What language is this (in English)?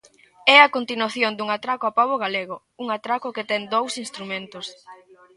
Galician